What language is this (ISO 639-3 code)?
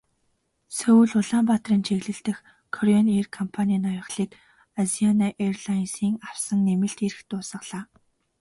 mon